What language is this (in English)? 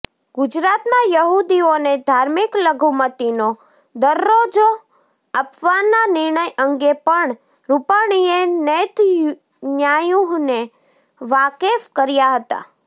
Gujarati